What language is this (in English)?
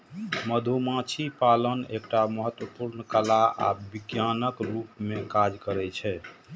Maithili